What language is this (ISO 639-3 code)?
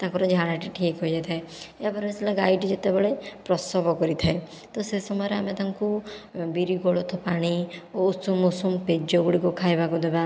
ori